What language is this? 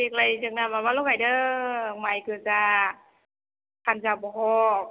Bodo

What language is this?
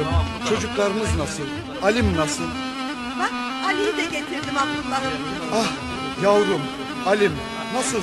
Turkish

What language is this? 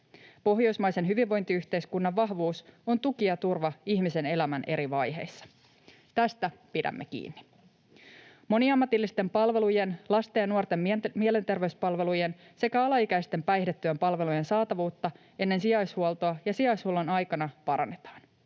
Finnish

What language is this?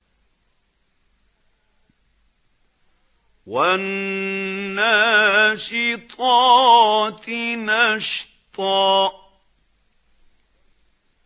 Arabic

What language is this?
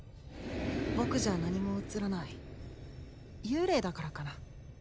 Japanese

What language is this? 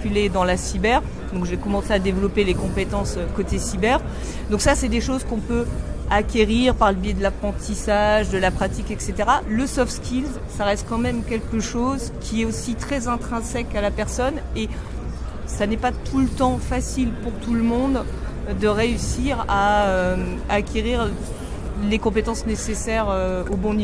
French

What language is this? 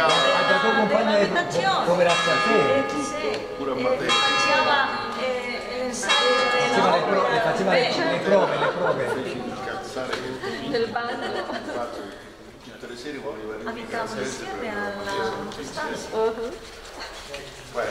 Italian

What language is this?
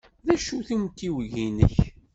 Kabyle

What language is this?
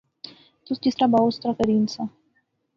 Pahari-Potwari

